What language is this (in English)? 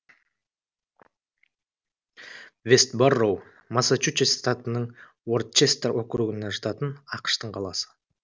Kazakh